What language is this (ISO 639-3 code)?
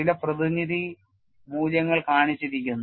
mal